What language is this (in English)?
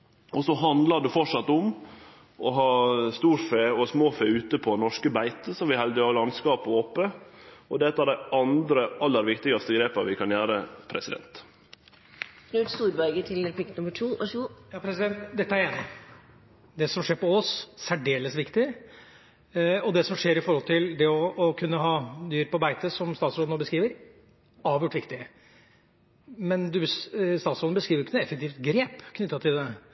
Norwegian